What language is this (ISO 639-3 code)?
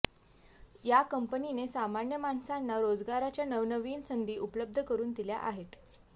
mar